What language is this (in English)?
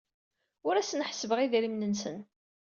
Kabyle